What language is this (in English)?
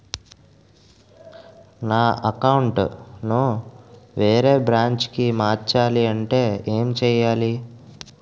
Telugu